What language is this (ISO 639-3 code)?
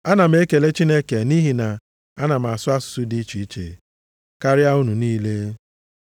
ibo